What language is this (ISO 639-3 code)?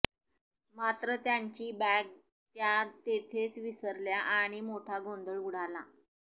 mar